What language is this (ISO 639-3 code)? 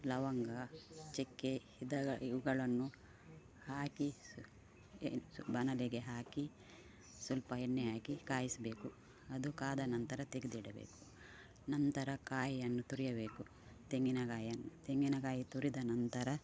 kan